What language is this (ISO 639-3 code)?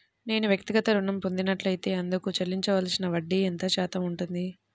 tel